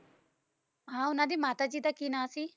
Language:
Punjabi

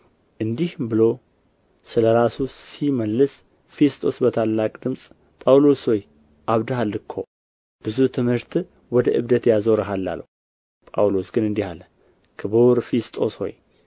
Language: Amharic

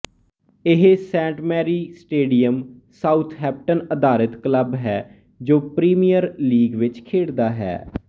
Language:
Punjabi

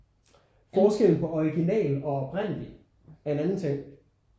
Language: Danish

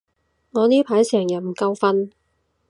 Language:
Cantonese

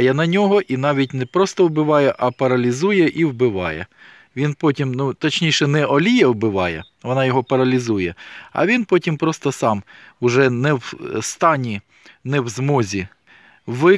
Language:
Ukrainian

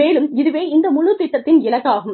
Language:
Tamil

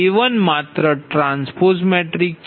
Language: Gujarati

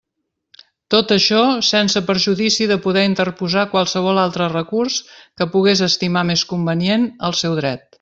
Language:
Catalan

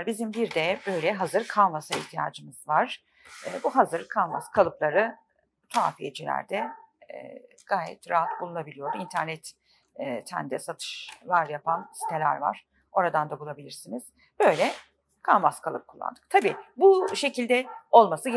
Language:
Turkish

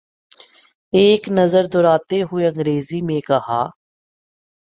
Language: Urdu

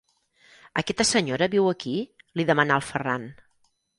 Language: Catalan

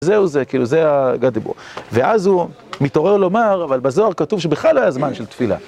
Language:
Hebrew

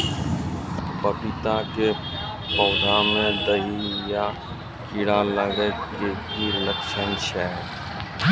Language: Maithili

